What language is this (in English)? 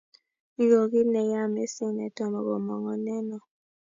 Kalenjin